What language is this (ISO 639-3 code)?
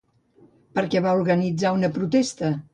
cat